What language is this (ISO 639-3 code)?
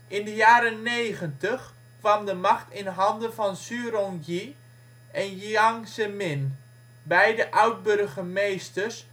nld